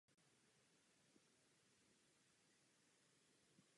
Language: Czech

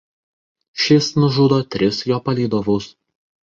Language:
Lithuanian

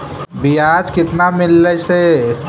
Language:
Magahi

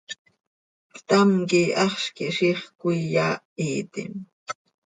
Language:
Seri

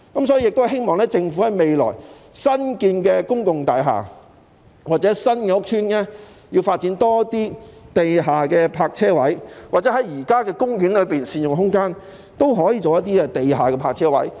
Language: Cantonese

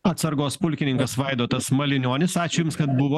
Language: Lithuanian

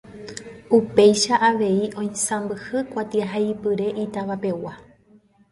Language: Guarani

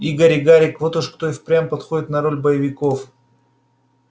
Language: Russian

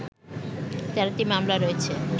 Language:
Bangla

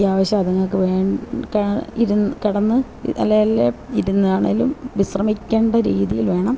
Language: Malayalam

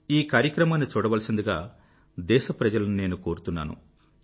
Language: Telugu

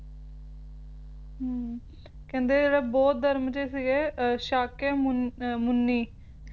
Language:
Punjabi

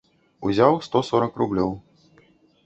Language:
Belarusian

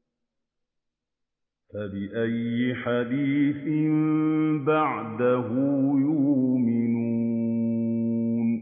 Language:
Arabic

